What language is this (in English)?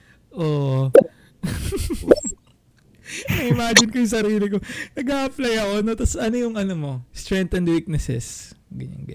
Filipino